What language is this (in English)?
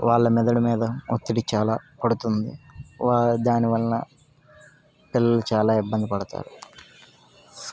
Telugu